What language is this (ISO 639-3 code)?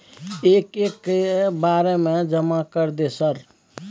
mai